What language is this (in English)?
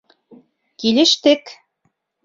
Bashkir